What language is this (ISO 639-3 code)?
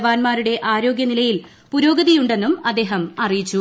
mal